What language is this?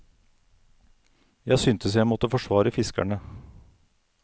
Norwegian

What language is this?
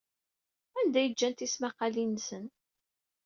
Kabyle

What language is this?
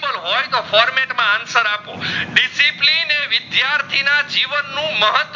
Gujarati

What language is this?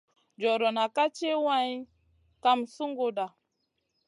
Masana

